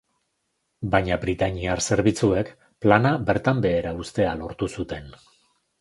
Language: Basque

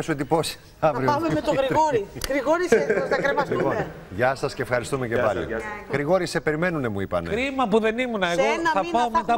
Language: Greek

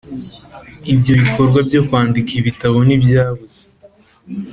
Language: Kinyarwanda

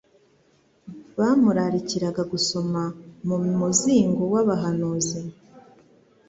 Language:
Kinyarwanda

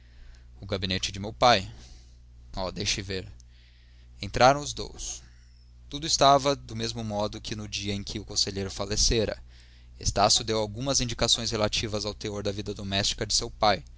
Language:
Portuguese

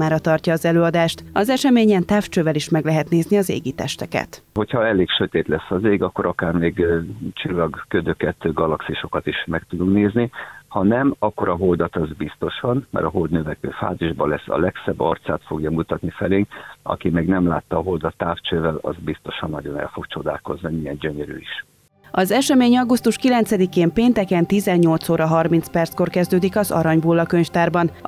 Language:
Hungarian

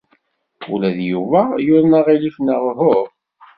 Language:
Kabyle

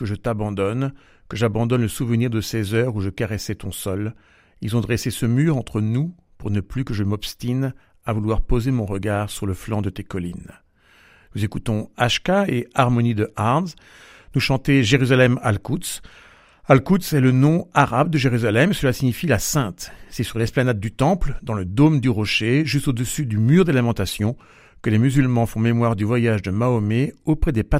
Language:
French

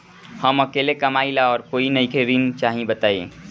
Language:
Bhojpuri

